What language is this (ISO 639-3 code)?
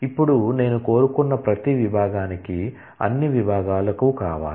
tel